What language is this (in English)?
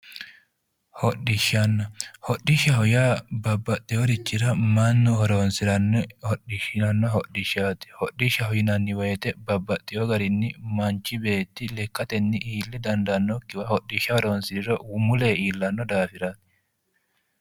Sidamo